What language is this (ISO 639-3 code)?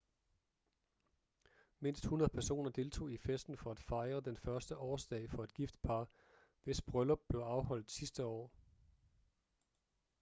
dan